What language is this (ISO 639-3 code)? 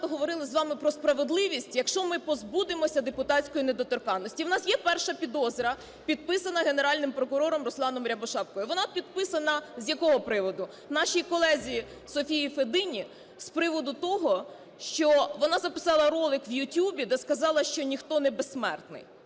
ukr